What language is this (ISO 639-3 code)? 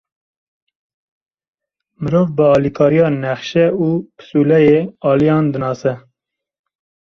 kur